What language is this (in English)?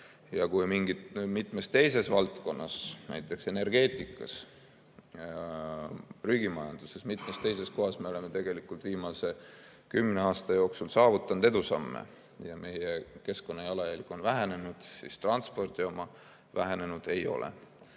Estonian